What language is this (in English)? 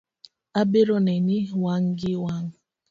Luo (Kenya and Tanzania)